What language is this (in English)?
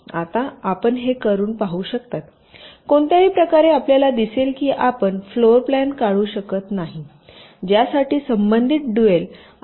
Marathi